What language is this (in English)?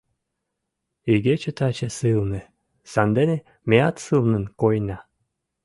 Mari